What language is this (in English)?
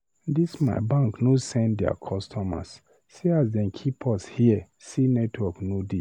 Nigerian Pidgin